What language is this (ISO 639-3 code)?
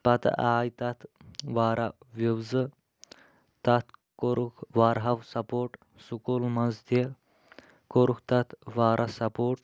kas